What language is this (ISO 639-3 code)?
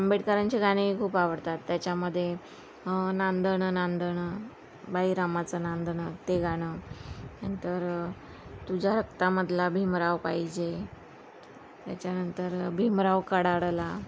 mar